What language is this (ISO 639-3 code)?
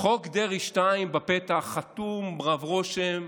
heb